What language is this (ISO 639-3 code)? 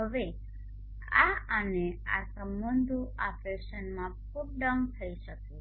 guj